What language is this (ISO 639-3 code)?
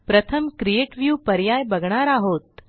mar